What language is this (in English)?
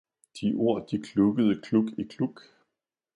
Danish